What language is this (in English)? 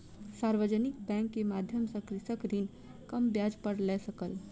Maithili